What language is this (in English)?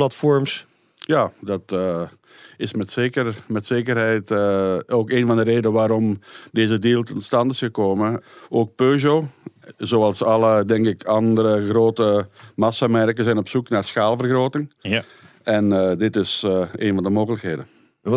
Dutch